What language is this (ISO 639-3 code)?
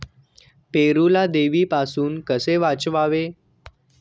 mar